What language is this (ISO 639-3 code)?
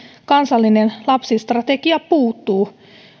fin